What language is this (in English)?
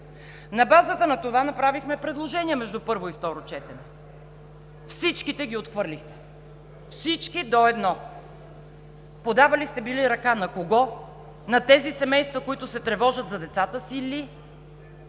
Bulgarian